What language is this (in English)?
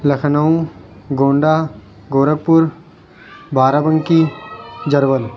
Urdu